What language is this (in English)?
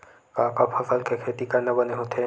Chhattisgarhi